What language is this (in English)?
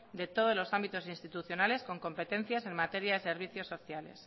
Spanish